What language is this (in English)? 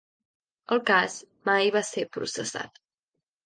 Catalan